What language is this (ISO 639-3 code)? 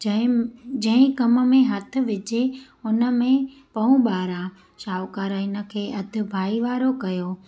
snd